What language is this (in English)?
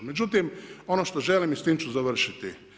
Croatian